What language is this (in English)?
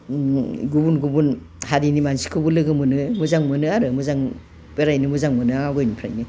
Bodo